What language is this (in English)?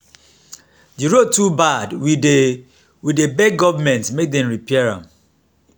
Nigerian Pidgin